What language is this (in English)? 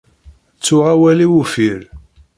Kabyle